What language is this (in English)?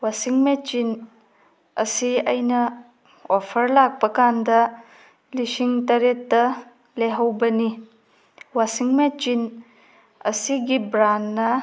Manipuri